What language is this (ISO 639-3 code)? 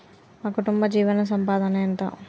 tel